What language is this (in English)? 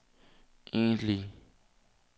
Danish